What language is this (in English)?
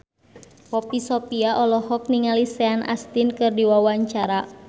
Sundanese